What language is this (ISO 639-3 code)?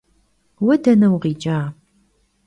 kbd